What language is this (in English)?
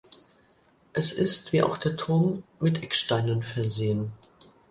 German